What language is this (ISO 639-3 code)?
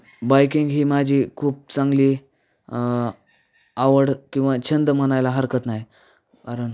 mar